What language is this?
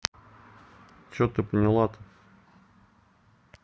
Russian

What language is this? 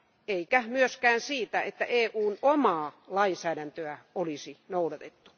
Finnish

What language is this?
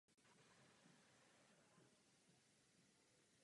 Czech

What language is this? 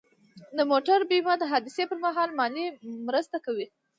Pashto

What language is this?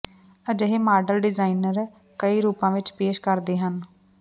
Punjabi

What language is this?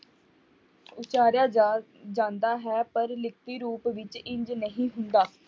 Punjabi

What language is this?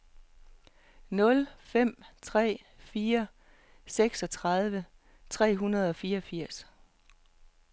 Danish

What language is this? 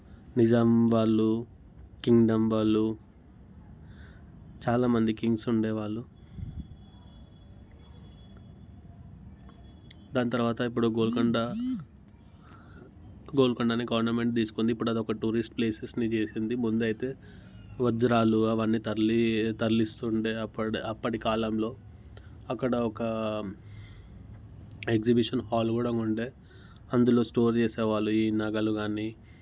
Telugu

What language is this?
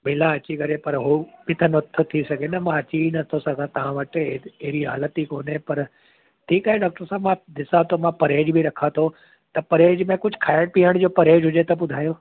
Sindhi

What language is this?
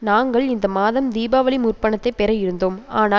Tamil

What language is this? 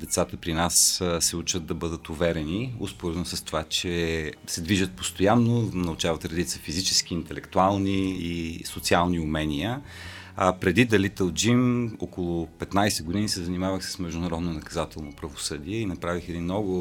Bulgarian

